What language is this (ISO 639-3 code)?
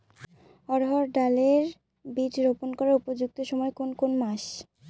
ben